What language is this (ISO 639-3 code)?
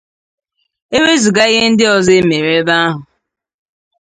ibo